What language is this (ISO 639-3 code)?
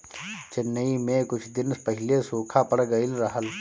bho